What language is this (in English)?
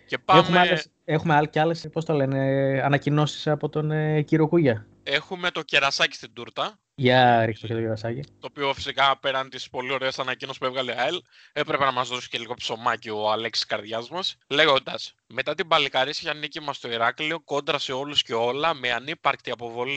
Greek